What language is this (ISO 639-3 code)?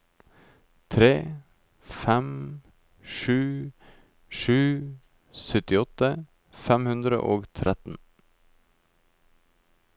nor